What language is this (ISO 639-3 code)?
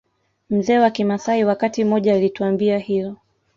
swa